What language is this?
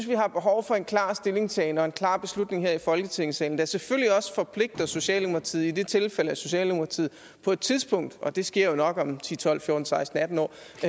Danish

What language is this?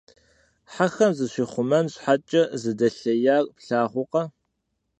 Kabardian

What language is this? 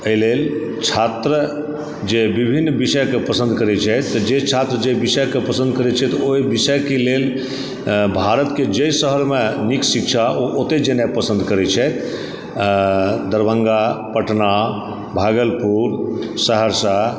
Maithili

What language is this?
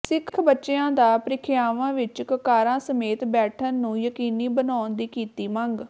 Punjabi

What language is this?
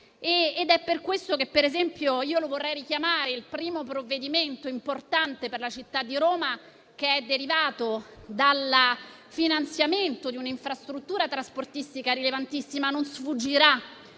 Italian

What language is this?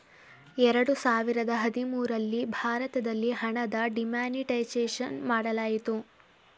Kannada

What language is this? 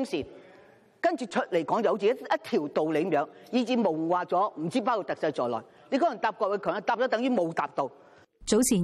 Chinese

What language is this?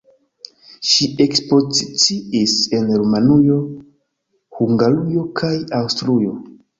Esperanto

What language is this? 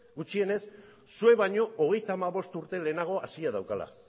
Basque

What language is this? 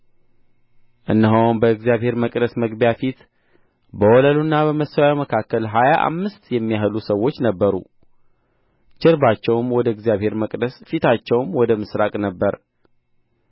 Amharic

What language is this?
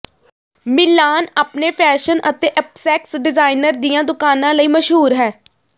Punjabi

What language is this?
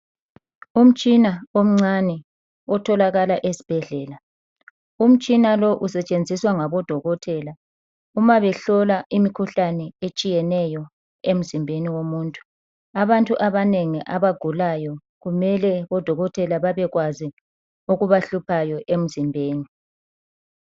North Ndebele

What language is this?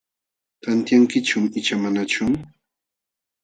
Jauja Wanca Quechua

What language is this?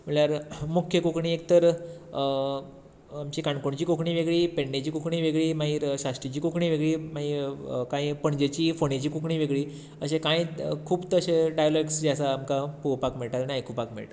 Konkani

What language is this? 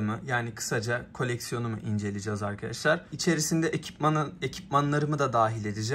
Turkish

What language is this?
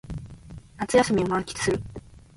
Japanese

